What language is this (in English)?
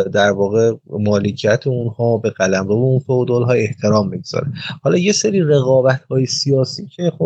Persian